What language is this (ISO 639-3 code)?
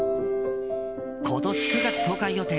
jpn